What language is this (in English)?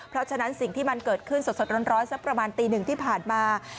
Thai